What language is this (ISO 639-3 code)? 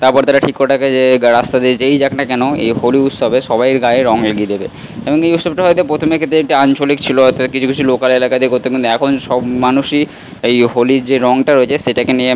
ben